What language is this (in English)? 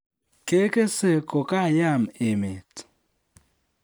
Kalenjin